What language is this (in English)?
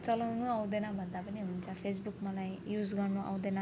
Nepali